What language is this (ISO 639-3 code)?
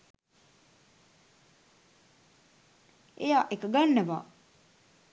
sin